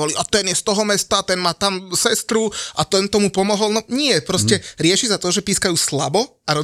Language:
Slovak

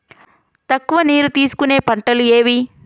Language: Telugu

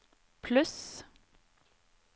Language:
Norwegian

